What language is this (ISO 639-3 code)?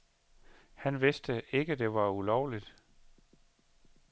dan